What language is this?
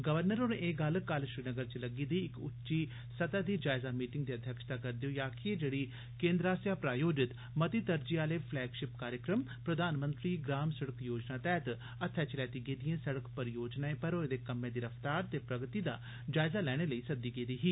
Dogri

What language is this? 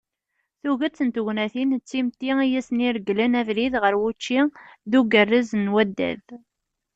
Kabyle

